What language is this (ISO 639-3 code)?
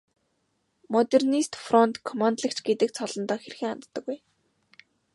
mon